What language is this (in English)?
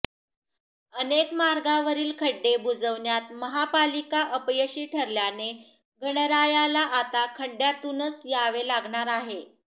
Marathi